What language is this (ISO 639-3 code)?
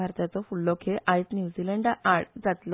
kok